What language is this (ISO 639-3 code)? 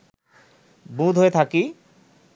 ben